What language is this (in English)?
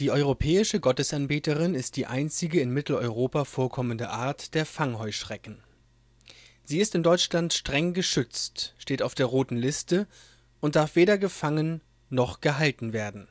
German